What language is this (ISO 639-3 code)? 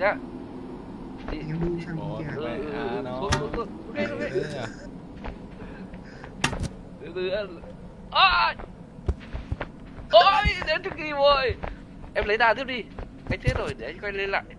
vie